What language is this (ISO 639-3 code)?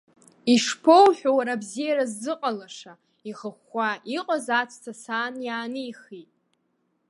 abk